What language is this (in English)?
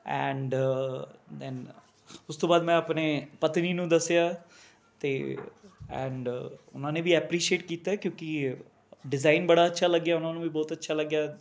Punjabi